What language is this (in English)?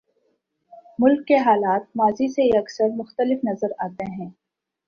Urdu